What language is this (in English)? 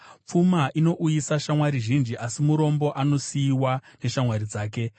Shona